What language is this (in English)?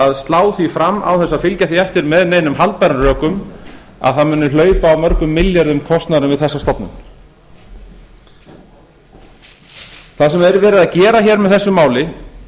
Icelandic